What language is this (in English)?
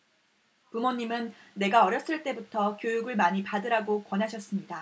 Korean